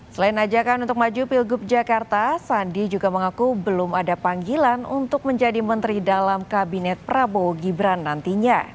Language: Indonesian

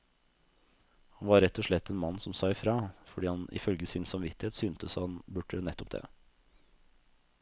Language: Norwegian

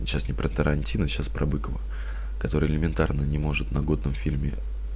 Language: Russian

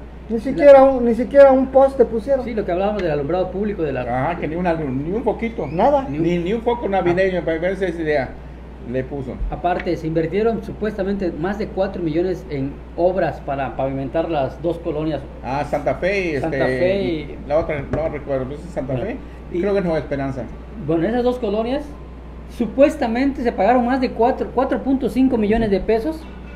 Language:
Spanish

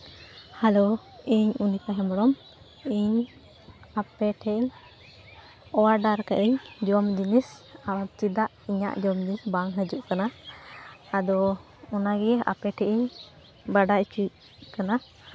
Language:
Santali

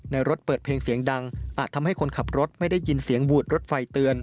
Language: Thai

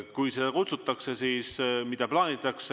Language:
Estonian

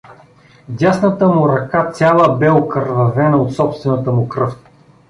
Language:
Bulgarian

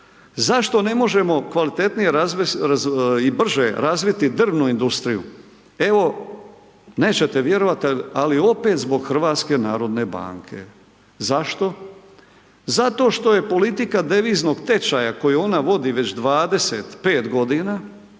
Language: Croatian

